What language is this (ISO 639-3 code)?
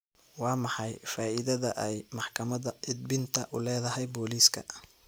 som